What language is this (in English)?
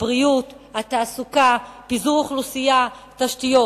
Hebrew